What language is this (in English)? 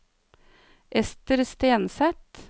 Norwegian